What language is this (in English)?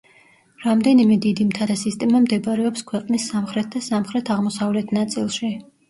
Georgian